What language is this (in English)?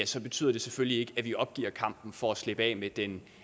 Danish